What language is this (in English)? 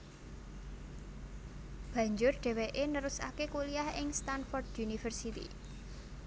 Javanese